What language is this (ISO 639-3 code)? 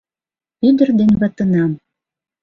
chm